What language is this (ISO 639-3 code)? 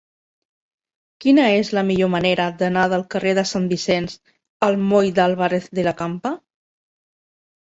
cat